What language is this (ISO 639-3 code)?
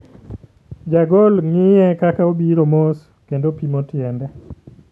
luo